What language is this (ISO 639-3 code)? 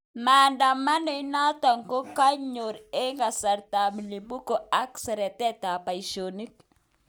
kln